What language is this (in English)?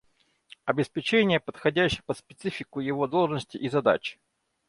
Russian